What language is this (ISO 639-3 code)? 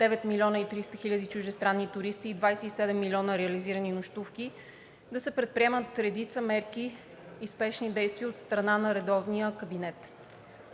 bul